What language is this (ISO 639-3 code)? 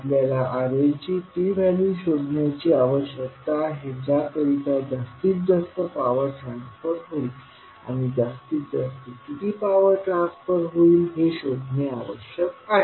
mar